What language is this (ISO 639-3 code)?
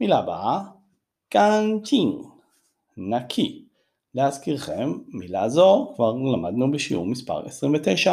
heb